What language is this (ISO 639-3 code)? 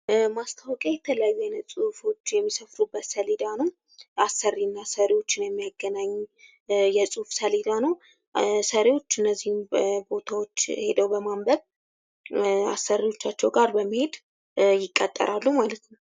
amh